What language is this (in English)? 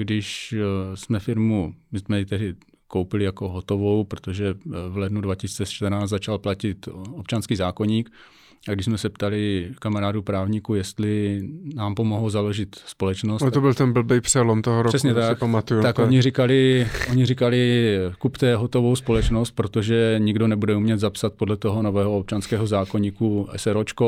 Czech